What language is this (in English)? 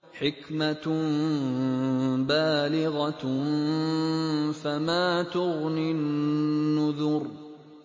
Arabic